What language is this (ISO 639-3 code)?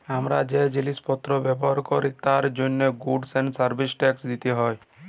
ben